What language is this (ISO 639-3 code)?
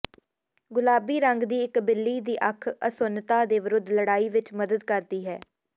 pan